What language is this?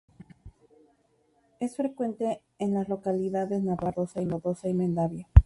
Spanish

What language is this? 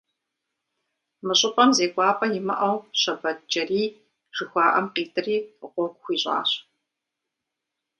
Kabardian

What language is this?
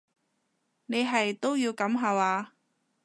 Cantonese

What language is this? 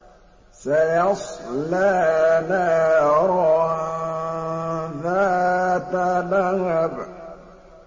Arabic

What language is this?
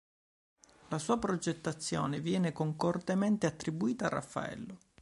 Italian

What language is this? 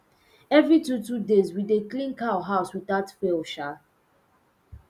Nigerian Pidgin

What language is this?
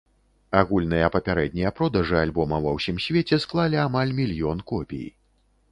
Belarusian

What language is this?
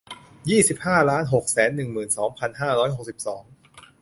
Thai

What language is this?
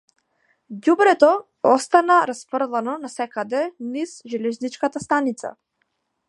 Macedonian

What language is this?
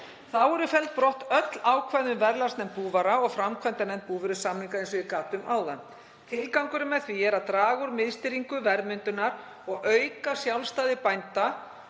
Icelandic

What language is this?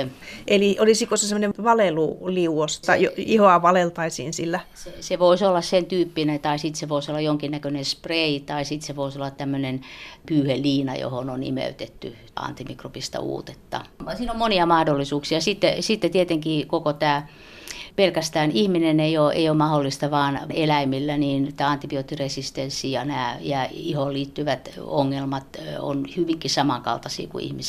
Finnish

